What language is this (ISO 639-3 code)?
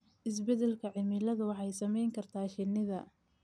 som